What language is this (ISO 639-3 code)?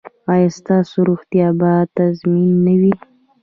pus